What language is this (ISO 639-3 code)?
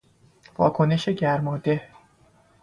fas